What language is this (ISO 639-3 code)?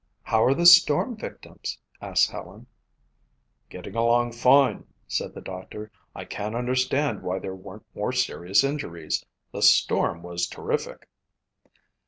eng